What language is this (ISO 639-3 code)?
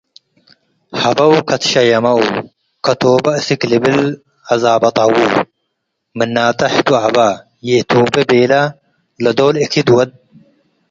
tig